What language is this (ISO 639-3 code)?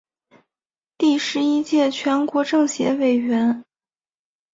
zho